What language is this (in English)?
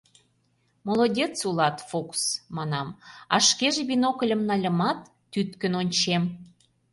Mari